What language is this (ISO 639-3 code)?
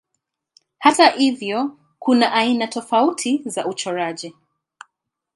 swa